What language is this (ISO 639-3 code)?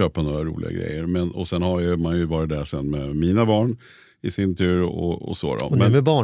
swe